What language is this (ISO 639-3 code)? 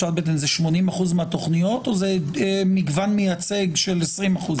heb